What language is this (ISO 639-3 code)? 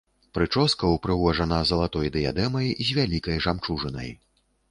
bel